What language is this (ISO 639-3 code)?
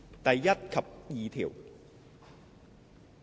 yue